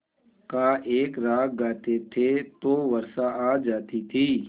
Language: Hindi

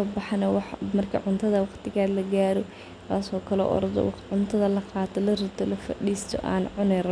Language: Somali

